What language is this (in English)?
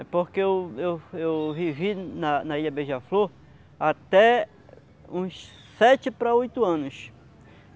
Portuguese